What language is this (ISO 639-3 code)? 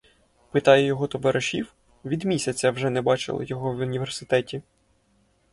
ukr